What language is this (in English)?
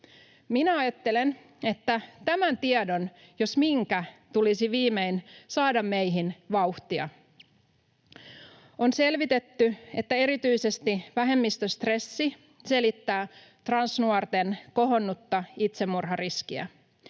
Finnish